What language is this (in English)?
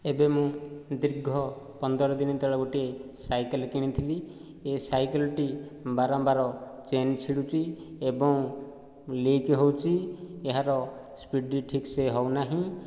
Odia